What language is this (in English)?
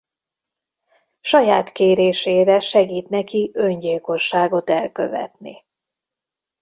Hungarian